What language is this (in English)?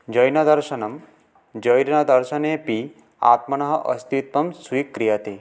Sanskrit